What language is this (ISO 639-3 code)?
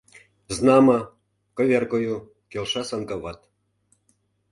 chm